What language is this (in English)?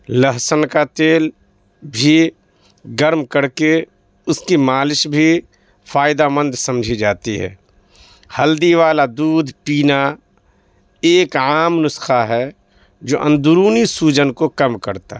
Urdu